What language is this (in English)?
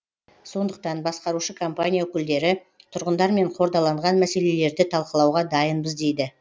Kazakh